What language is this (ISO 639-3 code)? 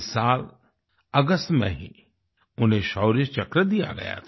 hin